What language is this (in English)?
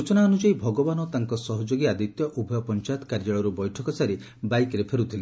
Odia